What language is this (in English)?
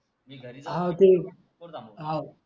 Marathi